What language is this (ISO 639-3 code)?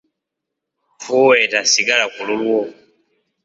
lug